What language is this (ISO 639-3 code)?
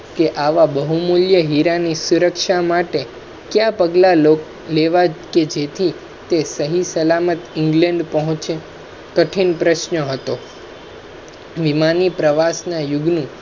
guj